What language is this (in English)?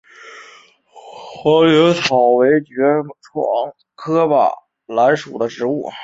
Chinese